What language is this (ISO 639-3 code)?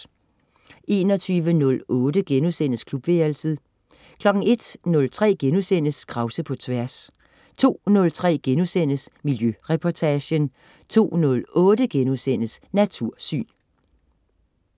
dan